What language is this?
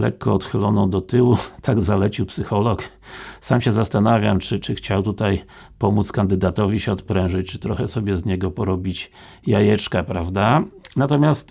Polish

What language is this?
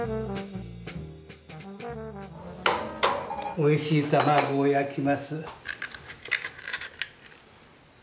Japanese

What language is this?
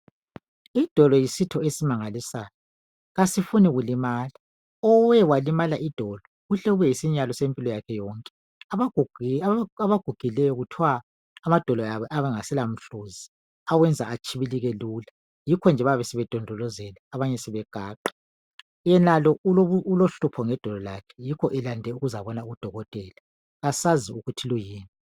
North Ndebele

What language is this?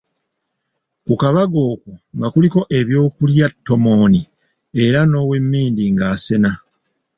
Ganda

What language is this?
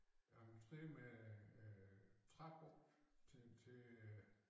Danish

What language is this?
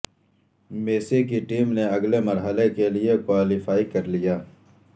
Urdu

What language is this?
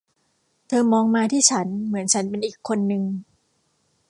Thai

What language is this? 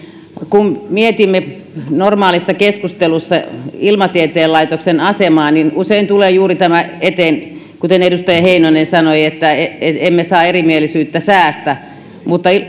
Finnish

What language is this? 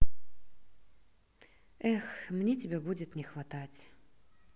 Russian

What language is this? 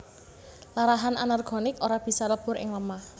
Javanese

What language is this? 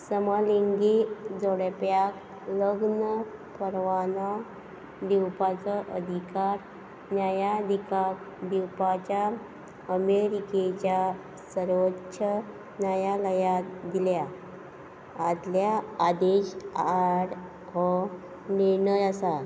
Konkani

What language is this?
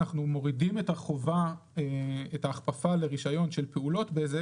Hebrew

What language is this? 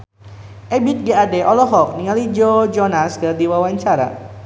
Sundanese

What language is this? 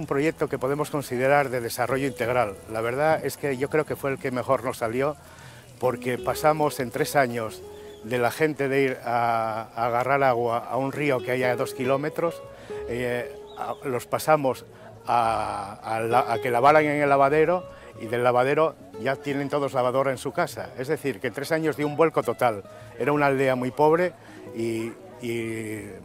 Spanish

